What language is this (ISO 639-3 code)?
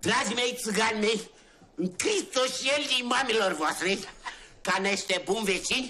ron